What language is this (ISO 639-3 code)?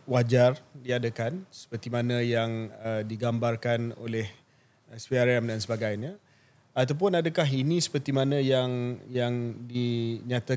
msa